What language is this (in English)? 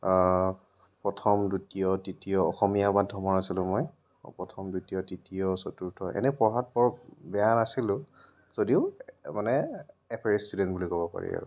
Assamese